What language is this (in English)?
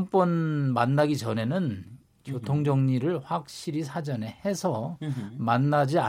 Korean